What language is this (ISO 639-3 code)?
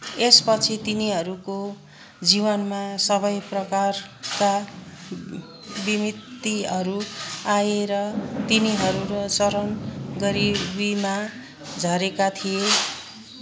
nep